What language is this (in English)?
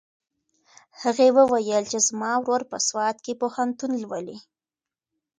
Pashto